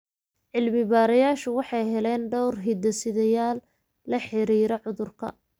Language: Somali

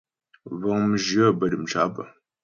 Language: Ghomala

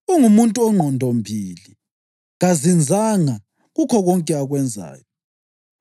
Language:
North Ndebele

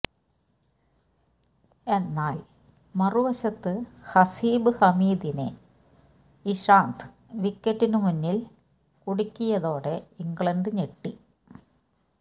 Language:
Malayalam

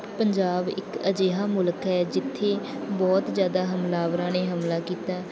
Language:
Punjabi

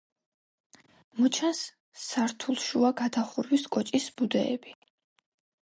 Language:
Georgian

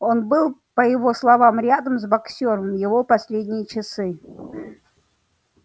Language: Russian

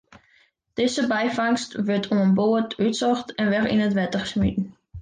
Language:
Western Frisian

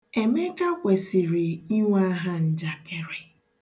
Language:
Igbo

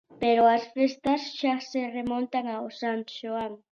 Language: Galician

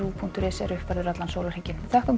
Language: Icelandic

